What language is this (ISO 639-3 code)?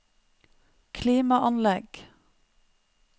nor